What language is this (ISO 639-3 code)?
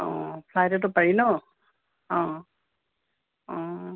asm